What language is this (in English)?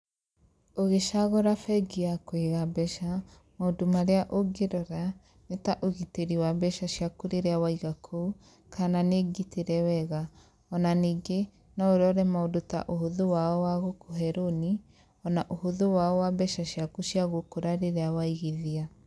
Kikuyu